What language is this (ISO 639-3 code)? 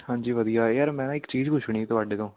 pan